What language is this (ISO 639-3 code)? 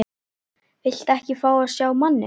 isl